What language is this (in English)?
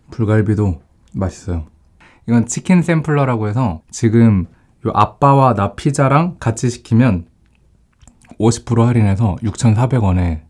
Korean